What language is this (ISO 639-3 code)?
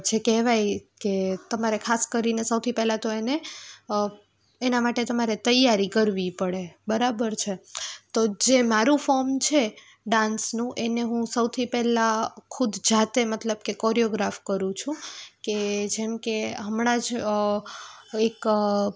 guj